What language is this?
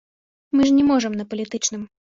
Belarusian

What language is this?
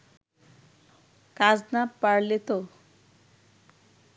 Bangla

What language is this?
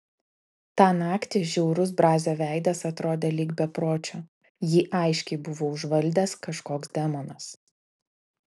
Lithuanian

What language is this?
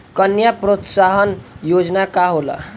Bhojpuri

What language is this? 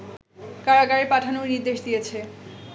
Bangla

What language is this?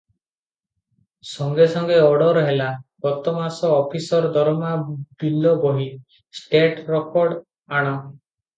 Odia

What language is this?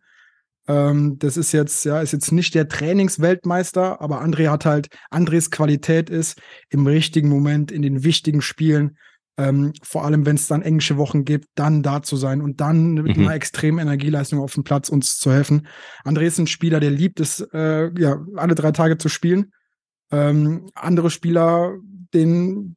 German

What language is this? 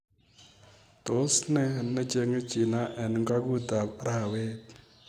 Kalenjin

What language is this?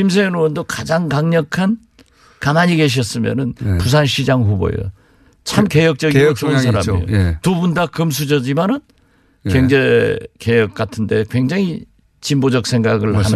Korean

